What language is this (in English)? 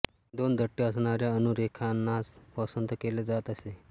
Marathi